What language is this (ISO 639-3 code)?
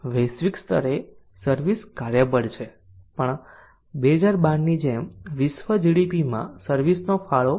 guj